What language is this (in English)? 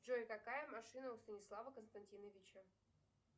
Russian